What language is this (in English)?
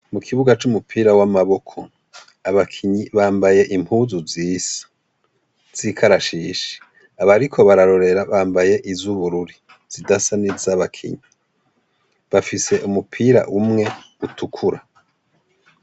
Rundi